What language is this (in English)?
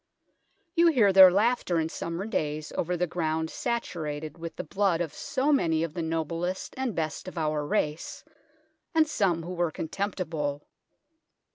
English